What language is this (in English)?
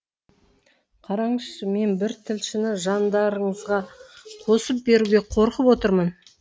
Kazakh